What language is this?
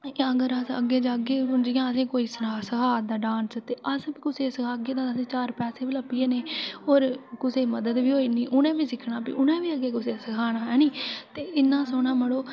Dogri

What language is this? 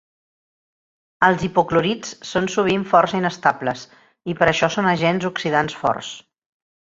Catalan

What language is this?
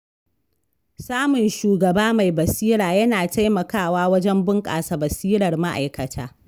Hausa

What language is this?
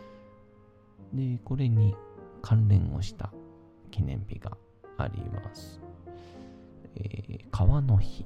Japanese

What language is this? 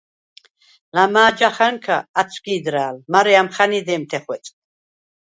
Svan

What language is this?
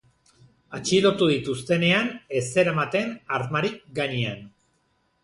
Basque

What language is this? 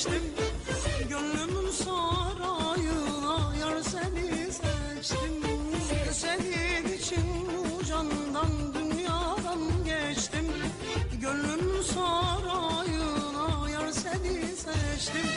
Turkish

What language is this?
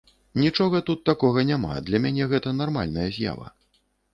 Belarusian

